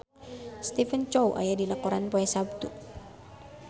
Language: Sundanese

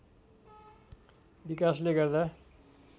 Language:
Nepali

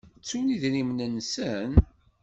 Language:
Kabyle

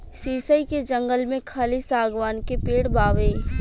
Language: Bhojpuri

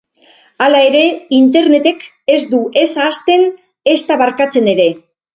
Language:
Basque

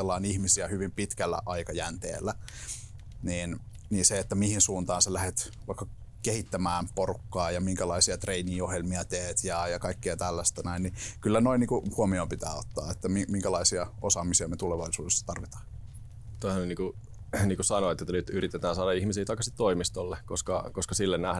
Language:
Finnish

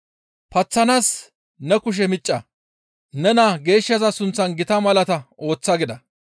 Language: Gamo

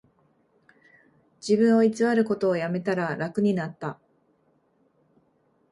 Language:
Japanese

